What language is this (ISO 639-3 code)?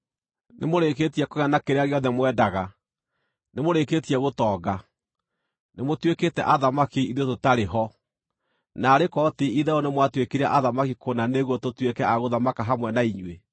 kik